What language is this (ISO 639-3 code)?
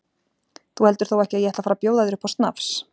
isl